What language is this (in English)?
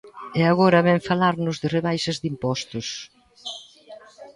Galician